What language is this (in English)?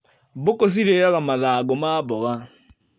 Kikuyu